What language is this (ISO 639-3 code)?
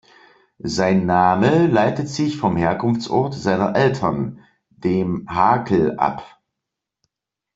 deu